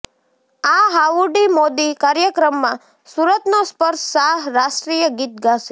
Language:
Gujarati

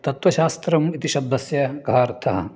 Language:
Sanskrit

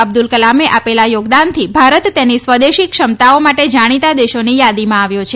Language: Gujarati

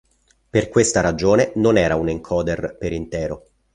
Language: Italian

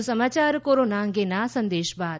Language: Gujarati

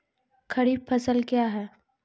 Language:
Maithili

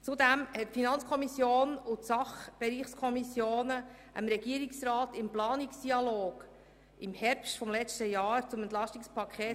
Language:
Swiss German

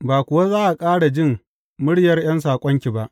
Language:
Hausa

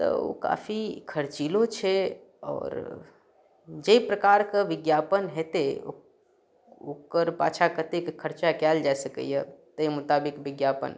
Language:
Maithili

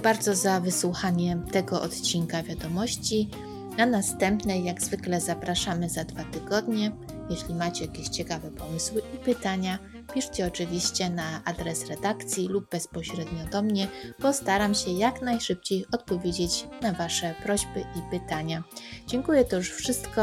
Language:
Polish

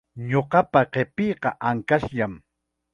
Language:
Chiquián Ancash Quechua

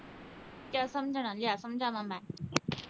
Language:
Punjabi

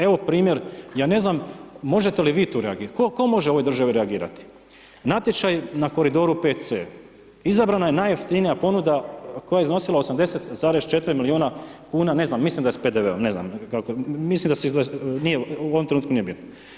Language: Croatian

